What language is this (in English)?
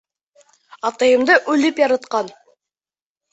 Bashkir